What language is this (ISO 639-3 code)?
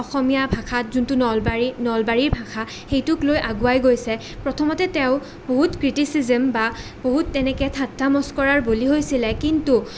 asm